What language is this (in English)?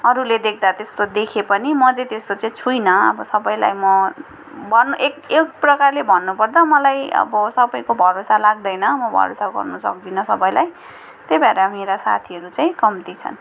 Nepali